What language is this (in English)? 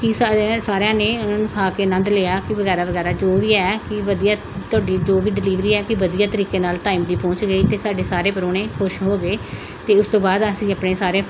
Punjabi